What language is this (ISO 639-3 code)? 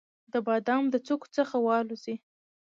pus